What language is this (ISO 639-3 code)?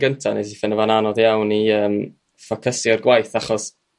cym